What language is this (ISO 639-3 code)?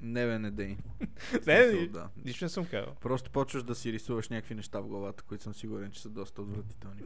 bul